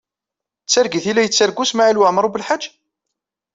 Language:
Kabyle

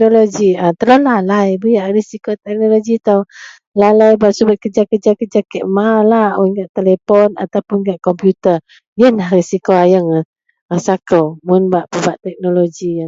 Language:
Central Melanau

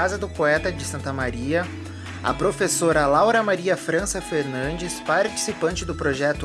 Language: Portuguese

